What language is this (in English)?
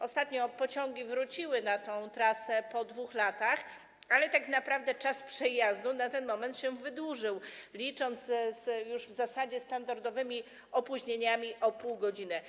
Polish